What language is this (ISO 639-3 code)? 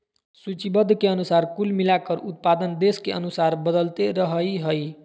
mag